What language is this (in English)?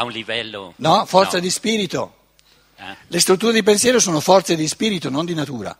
Italian